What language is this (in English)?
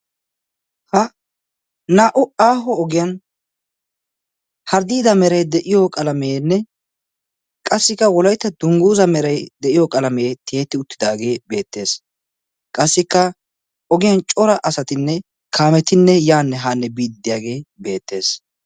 Wolaytta